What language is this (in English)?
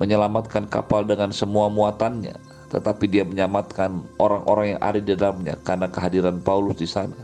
Indonesian